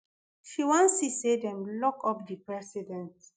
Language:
Nigerian Pidgin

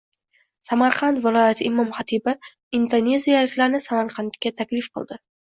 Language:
Uzbek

